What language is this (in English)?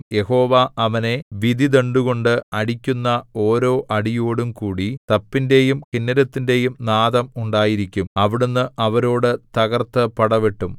Malayalam